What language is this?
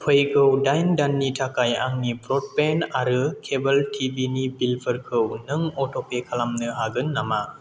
Bodo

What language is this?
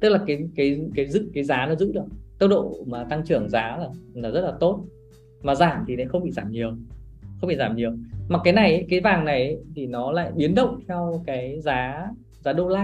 Vietnamese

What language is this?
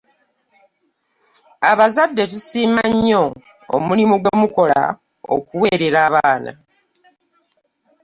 Ganda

